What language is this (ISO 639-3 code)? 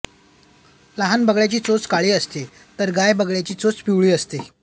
mar